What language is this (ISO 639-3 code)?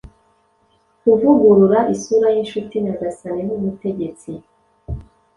kin